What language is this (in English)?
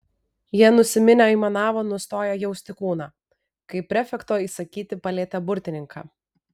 Lithuanian